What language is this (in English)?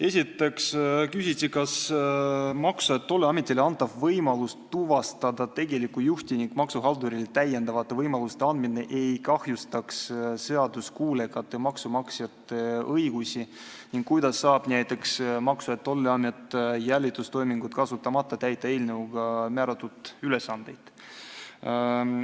Estonian